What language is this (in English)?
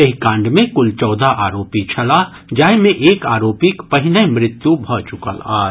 Maithili